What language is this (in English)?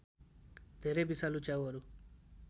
Nepali